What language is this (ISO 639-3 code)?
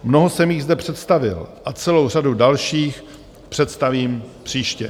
ces